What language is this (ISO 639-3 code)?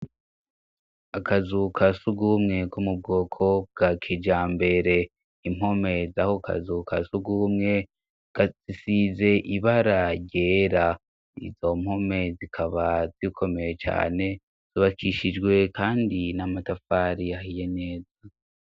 run